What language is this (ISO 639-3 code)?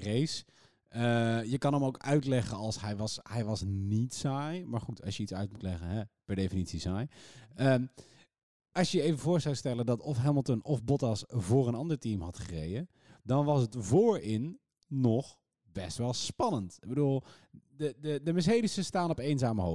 nld